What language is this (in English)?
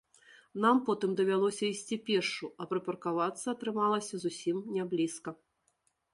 Belarusian